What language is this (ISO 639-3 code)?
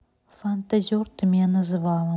rus